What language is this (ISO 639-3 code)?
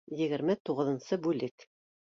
bak